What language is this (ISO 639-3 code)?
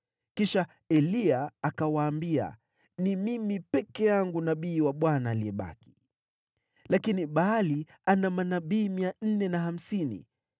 swa